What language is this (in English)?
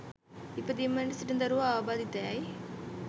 Sinhala